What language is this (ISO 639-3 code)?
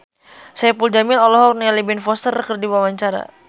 sun